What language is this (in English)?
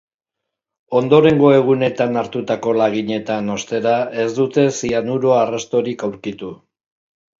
Basque